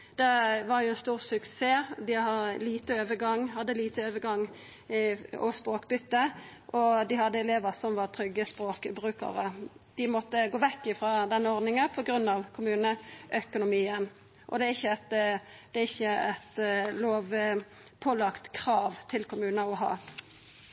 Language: Norwegian Nynorsk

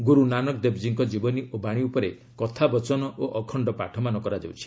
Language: Odia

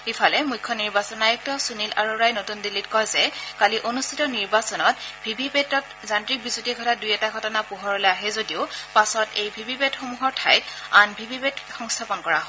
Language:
Assamese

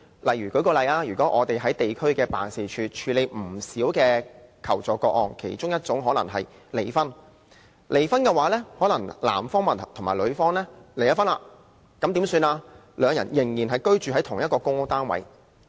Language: Cantonese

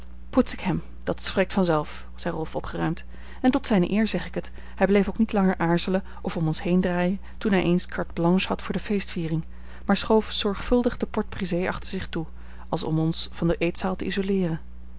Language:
Dutch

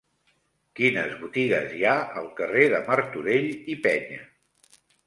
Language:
Catalan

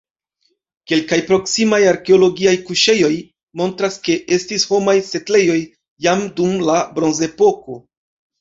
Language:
Esperanto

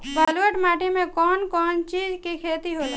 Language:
Bhojpuri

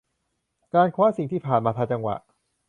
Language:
Thai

